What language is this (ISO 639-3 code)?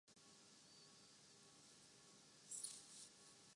urd